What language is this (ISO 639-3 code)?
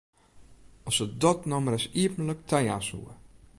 fry